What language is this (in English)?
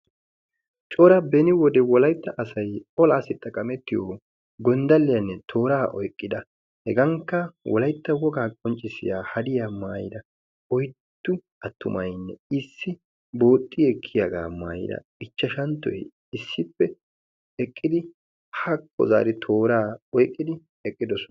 Wolaytta